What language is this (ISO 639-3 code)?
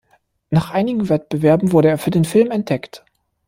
deu